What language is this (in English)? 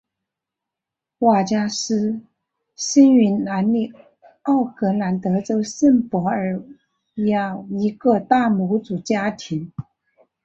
Chinese